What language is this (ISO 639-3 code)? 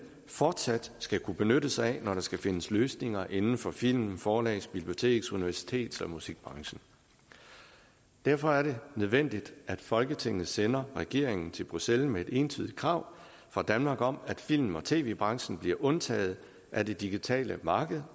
dan